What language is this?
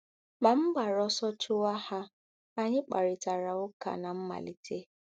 Igbo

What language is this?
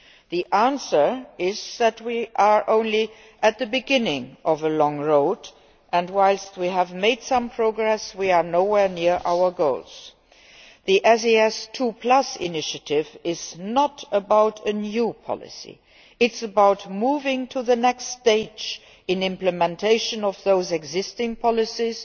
English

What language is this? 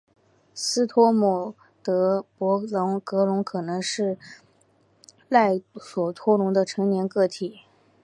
Chinese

